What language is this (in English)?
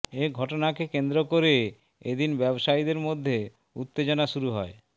Bangla